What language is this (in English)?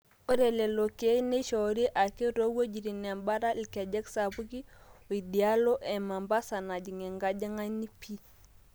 Masai